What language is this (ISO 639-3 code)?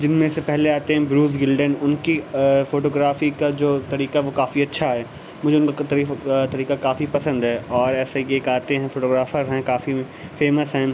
urd